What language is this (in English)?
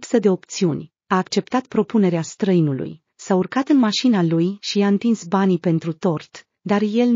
Romanian